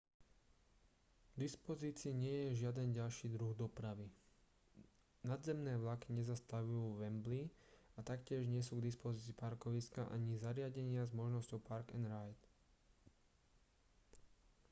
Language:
Slovak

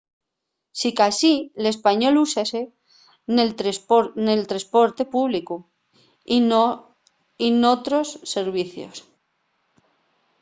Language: Asturian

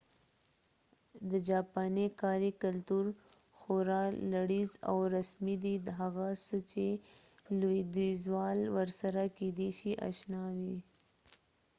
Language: Pashto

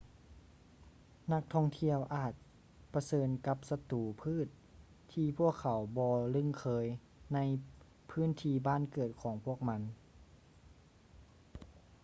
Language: Lao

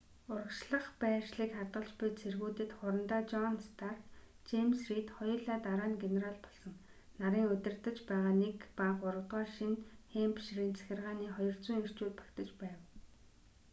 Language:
Mongolian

